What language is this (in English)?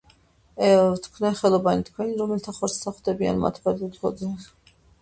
Georgian